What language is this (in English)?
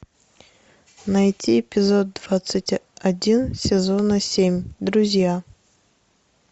Russian